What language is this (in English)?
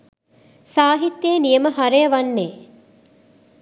Sinhala